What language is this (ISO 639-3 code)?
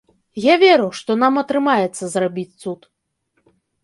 bel